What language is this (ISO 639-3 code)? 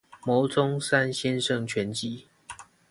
zho